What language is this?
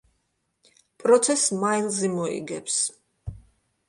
Georgian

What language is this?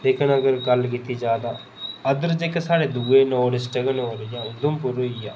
Dogri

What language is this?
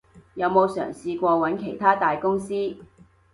Cantonese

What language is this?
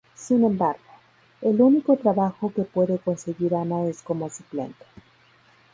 Spanish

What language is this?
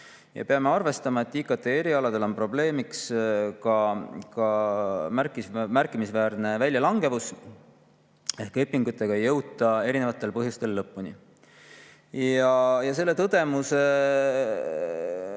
Estonian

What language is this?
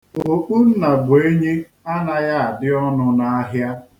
Igbo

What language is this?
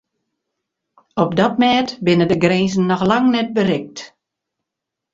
Western Frisian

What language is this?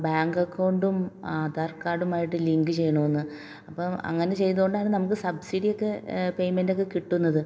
Malayalam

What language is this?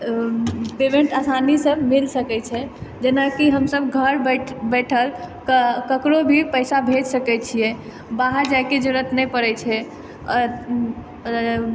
Maithili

